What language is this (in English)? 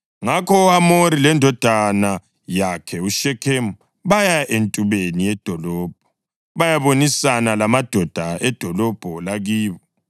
North Ndebele